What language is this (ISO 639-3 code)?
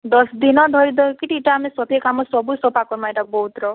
ori